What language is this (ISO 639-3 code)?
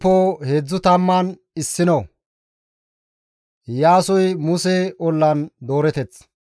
gmv